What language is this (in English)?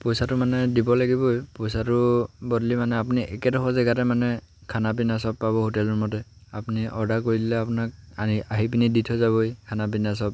Assamese